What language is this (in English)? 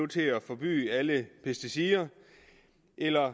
Danish